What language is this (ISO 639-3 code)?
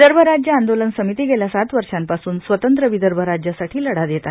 mar